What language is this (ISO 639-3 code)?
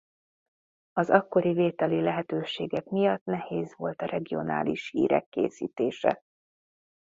hun